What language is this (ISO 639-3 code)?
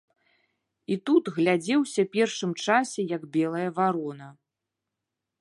bel